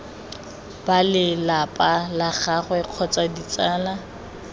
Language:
Tswana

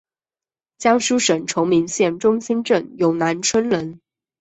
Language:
Chinese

